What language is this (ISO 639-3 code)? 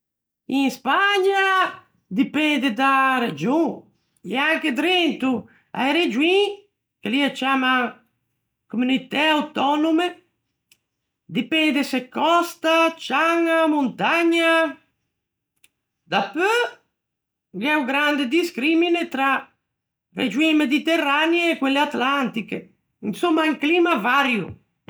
lij